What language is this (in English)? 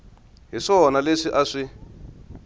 Tsonga